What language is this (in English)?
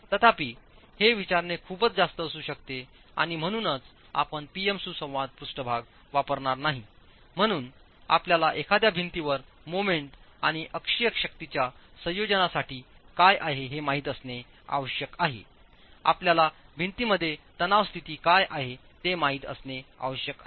Marathi